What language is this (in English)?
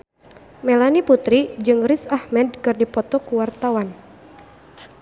Sundanese